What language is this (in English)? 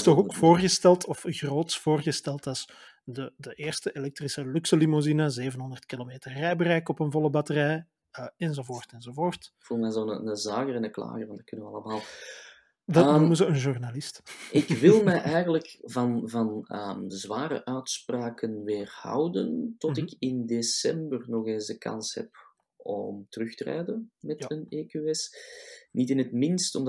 Dutch